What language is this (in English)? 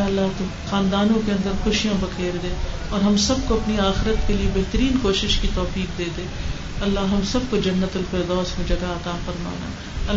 Urdu